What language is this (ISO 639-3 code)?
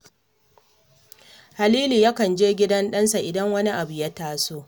hau